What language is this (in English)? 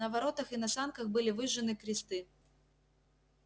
Russian